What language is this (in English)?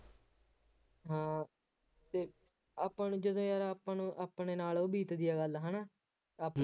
Punjabi